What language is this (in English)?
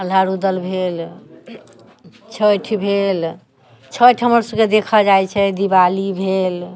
Maithili